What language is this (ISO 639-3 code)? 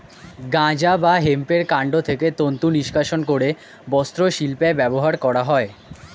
ben